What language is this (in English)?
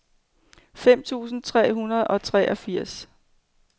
Danish